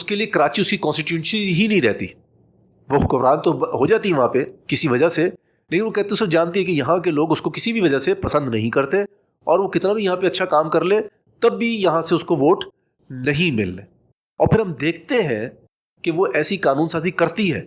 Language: Urdu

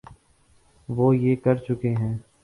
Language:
Urdu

